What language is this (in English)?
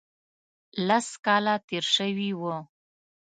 Pashto